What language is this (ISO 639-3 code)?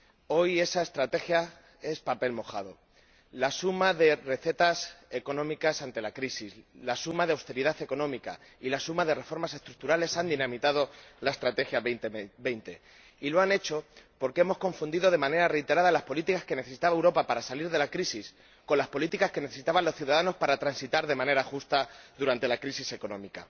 spa